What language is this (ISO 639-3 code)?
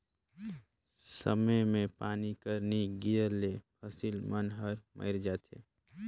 hne